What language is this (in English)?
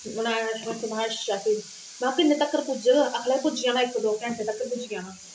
Dogri